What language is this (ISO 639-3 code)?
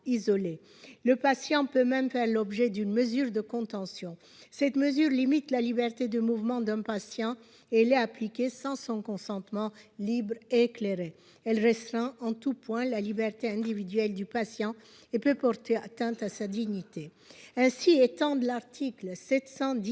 fra